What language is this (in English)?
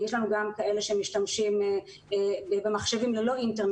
Hebrew